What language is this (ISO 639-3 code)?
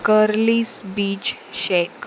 kok